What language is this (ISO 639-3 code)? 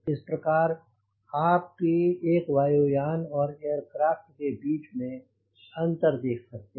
hin